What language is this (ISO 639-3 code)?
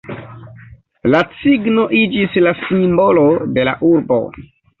epo